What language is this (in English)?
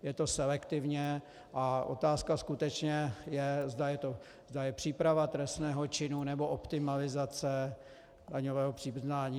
Czech